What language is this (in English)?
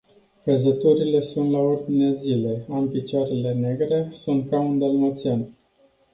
Romanian